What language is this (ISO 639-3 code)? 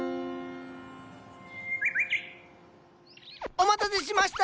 jpn